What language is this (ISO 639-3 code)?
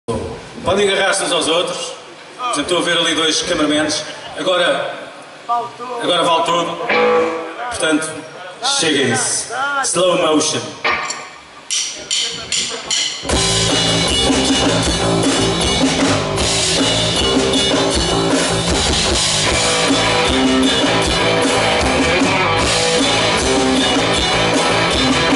por